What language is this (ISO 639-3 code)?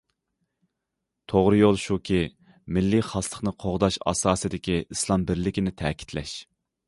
uig